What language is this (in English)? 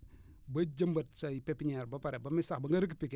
Wolof